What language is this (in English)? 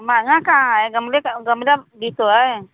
Hindi